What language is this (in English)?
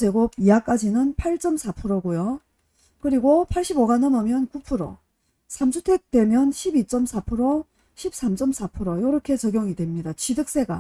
Korean